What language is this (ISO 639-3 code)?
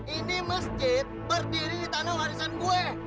ind